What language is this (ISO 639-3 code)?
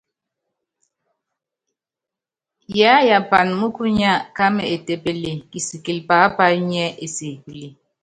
yav